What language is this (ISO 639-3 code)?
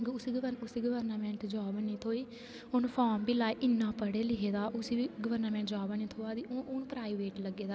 doi